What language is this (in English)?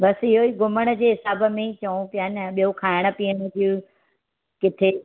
Sindhi